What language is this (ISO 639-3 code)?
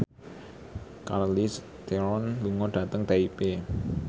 jav